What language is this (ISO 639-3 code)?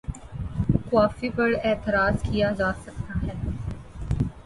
urd